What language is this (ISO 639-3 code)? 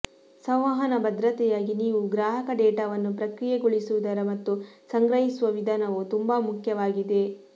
kan